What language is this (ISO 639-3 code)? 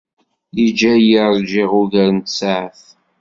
kab